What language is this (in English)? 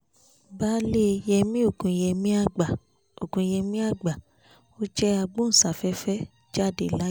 Yoruba